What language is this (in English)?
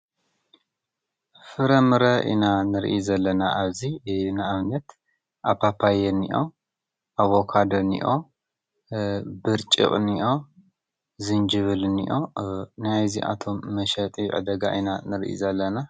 Tigrinya